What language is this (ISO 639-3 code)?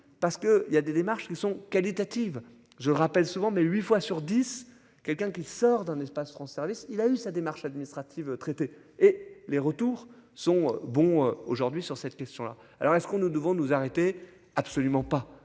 fra